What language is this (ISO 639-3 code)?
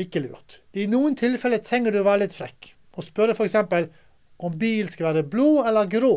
deu